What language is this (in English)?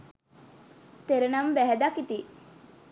Sinhala